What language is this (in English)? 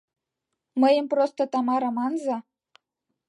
Mari